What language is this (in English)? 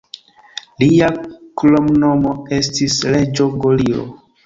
Esperanto